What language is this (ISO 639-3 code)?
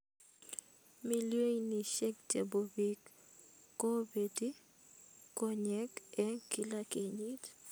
kln